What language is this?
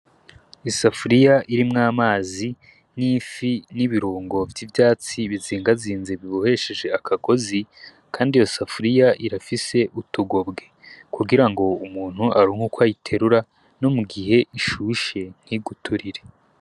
Rundi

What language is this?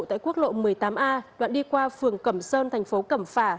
Vietnamese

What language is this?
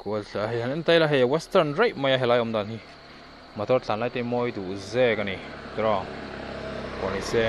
Thai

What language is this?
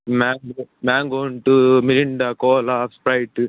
Kannada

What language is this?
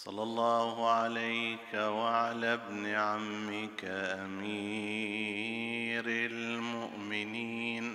Arabic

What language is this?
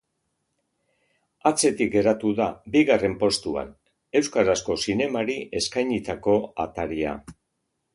Basque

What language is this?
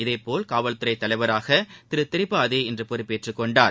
Tamil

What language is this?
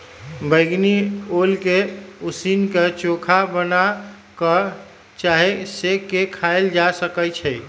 Magahi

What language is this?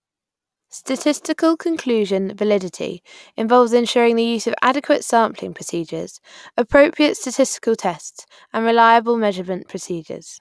English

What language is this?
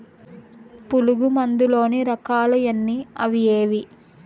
Telugu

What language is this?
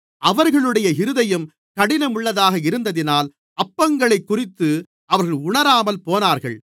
Tamil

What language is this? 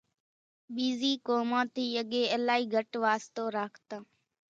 Kachi Koli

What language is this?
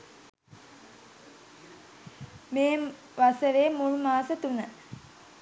Sinhala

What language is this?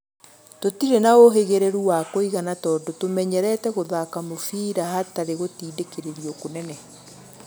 Kikuyu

